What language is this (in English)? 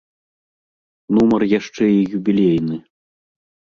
Belarusian